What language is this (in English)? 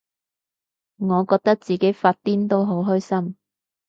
Cantonese